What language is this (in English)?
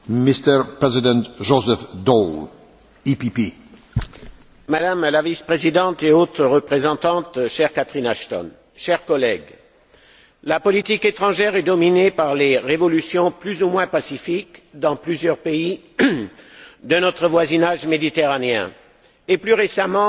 French